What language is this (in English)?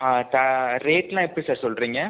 Tamil